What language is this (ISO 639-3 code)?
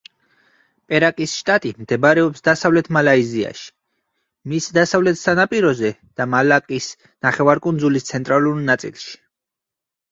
kat